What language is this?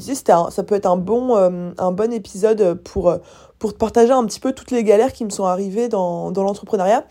French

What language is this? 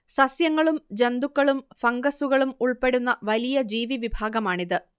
Malayalam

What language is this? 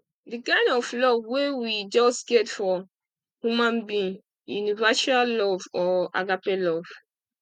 Nigerian Pidgin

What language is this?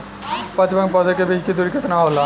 Bhojpuri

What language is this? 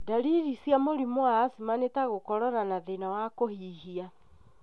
Kikuyu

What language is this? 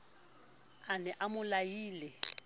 Southern Sotho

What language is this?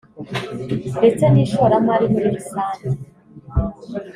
Kinyarwanda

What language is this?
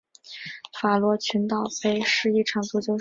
Chinese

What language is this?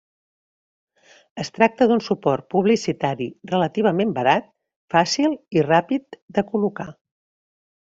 Catalan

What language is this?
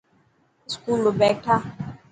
Dhatki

